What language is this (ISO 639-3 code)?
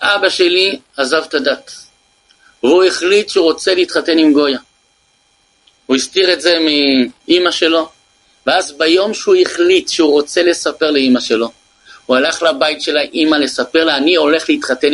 heb